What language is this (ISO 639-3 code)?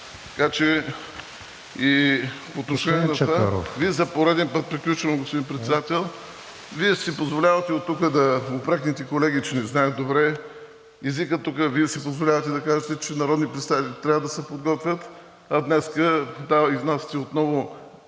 bul